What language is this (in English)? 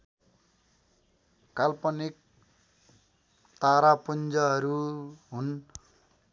Nepali